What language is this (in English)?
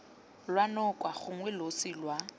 Tswana